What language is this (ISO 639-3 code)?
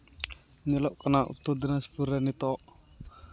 sat